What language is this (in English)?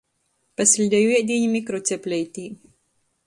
Latgalian